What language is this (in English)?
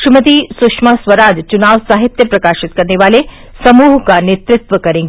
Hindi